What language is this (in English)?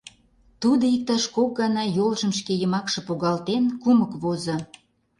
Mari